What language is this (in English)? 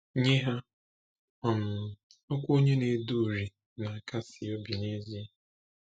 Igbo